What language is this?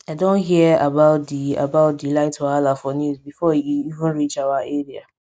Nigerian Pidgin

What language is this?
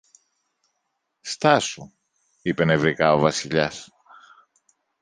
Greek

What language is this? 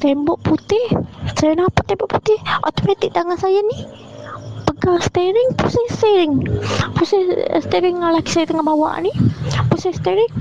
Malay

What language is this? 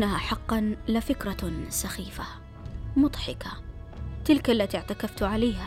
Arabic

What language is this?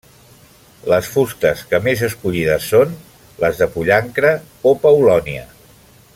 Catalan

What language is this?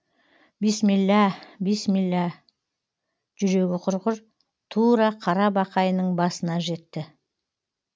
Kazakh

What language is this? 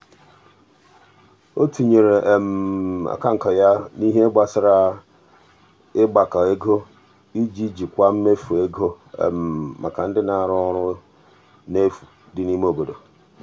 Igbo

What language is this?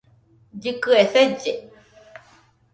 Nüpode Huitoto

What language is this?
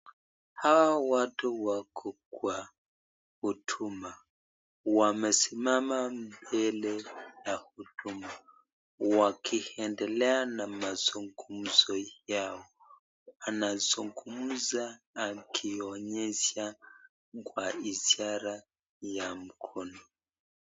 Swahili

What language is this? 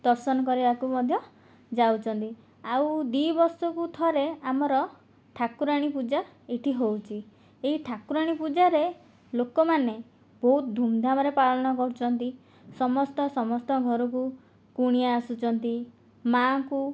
Odia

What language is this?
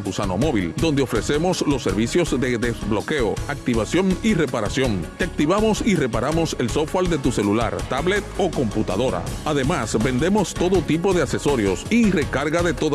Spanish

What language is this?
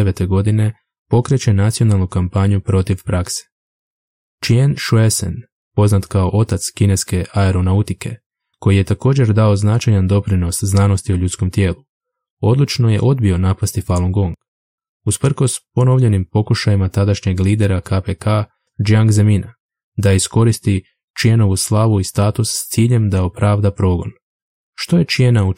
Croatian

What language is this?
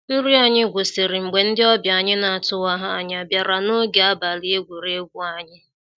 Igbo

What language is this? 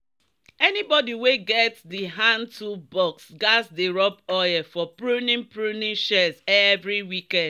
Nigerian Pidgin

